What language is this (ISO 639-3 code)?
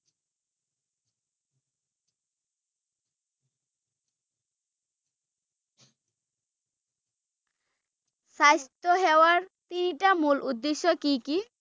asm